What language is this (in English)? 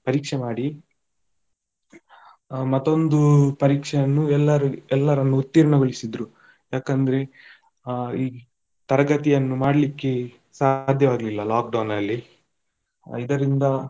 Kannada